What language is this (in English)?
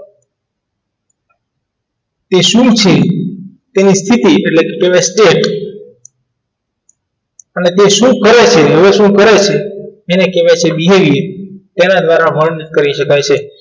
Gujarati